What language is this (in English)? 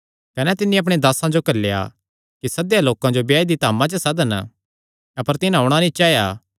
Kangri